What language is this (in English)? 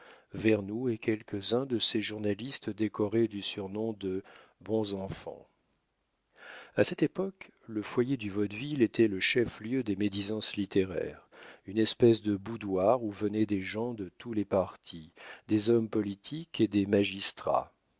French